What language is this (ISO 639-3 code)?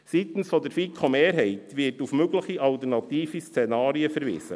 gsw